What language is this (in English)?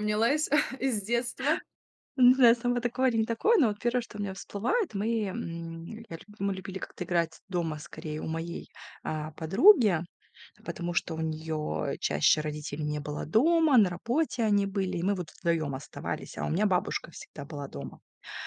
Russian